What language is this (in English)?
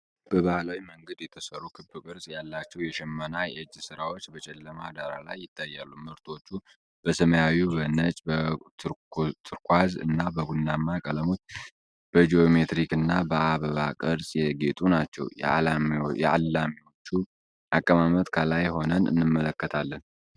Amharic